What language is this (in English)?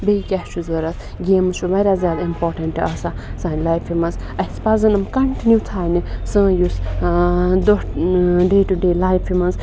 Kashmiri